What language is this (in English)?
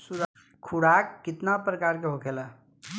Bhojpuri